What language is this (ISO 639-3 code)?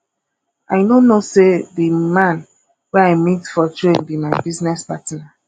pcm